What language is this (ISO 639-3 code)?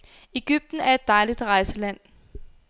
dan